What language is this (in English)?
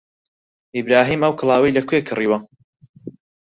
Central Kurdish